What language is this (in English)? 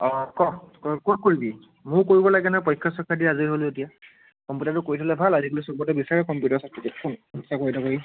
Assamese